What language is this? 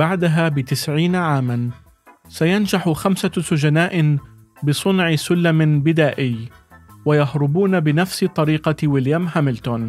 Arabic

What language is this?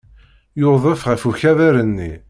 Kabyle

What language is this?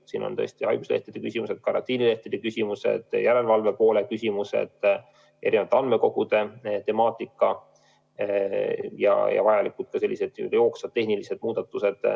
Estonian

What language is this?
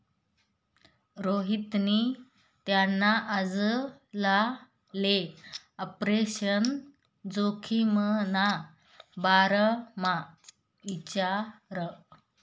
Marathi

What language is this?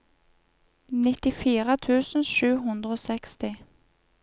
Norwegian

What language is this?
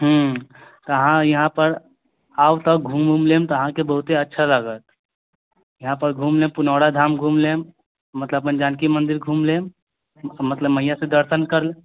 Maithili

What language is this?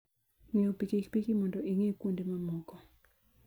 Luo (Kenya and Tanzania)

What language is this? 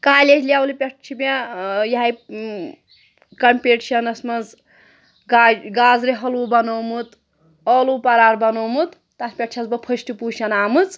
Kashmiri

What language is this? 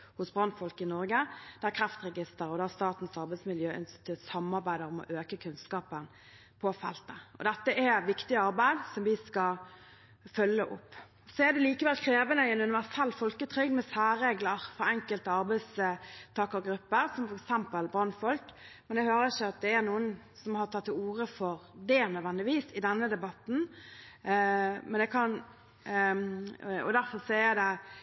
Norwegian Bokmål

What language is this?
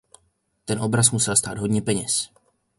Czech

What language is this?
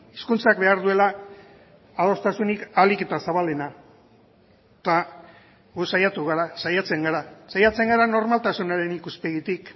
Basque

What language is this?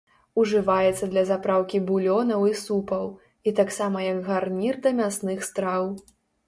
Belarusian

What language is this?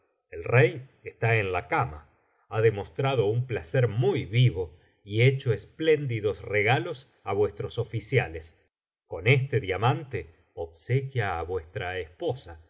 Spanish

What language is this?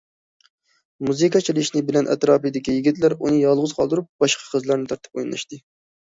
Uyghur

